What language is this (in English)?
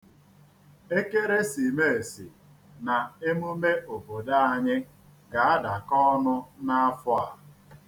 Igbo